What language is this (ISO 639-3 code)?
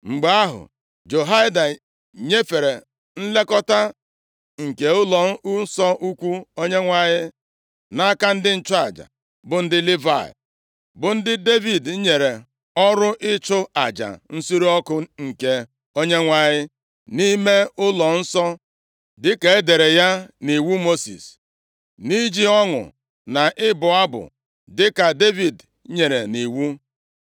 ibo